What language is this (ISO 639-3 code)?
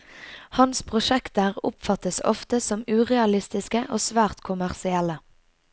nor